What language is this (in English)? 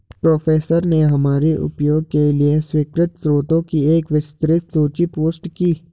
Hindi